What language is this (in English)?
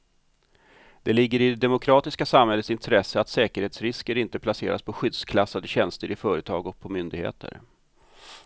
Swedish